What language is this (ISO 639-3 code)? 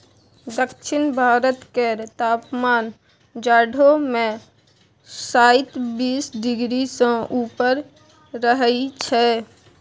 mai